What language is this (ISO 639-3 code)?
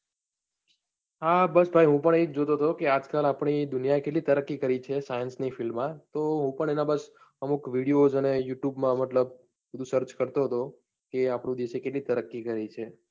guj